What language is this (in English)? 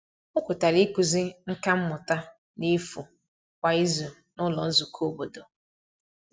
Igbo